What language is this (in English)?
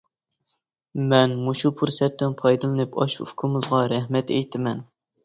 Uyghur